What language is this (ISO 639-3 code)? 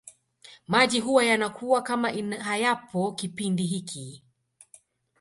swa